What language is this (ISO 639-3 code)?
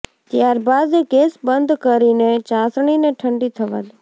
guj